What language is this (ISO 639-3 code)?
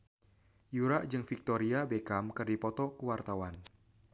sun